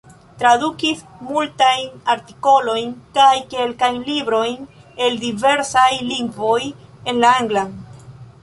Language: Esperanto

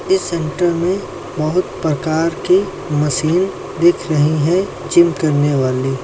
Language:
Hindi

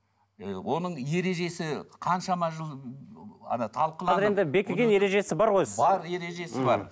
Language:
Kazakh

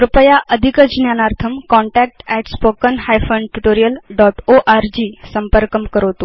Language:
Sanskrit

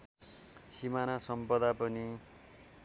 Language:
Nepali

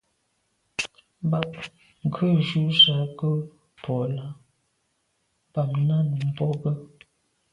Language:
Medumba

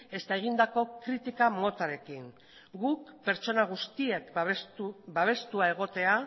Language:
Basque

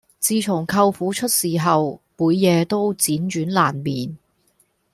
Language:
Cantonese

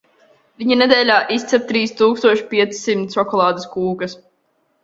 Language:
Latvian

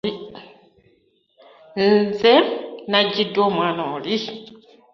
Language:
Ganda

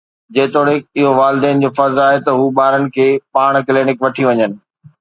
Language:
Sindhi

